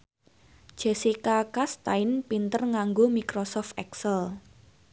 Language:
Javanese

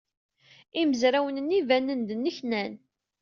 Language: Kabyle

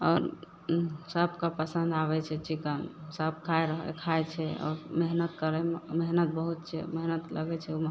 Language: Maithili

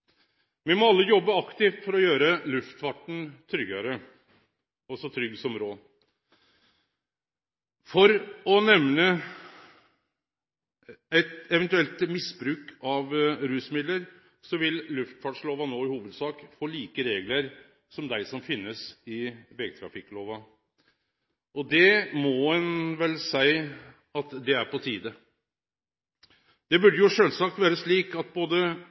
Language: Norwegian Nynorsk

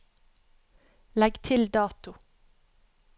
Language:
Norwegian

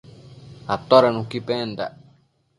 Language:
Matsés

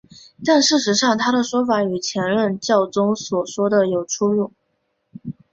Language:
Chinese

